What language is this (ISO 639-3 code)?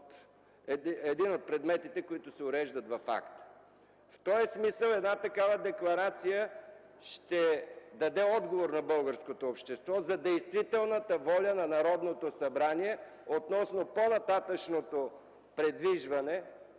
bul